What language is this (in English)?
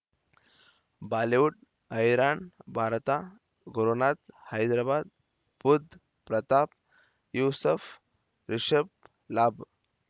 Kannada